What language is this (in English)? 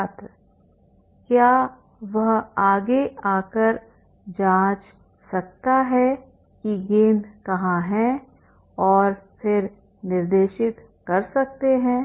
Hindi